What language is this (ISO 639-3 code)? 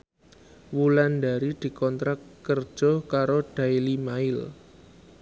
jav